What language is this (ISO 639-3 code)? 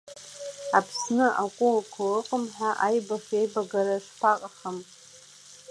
abk